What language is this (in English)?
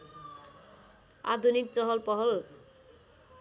Nepali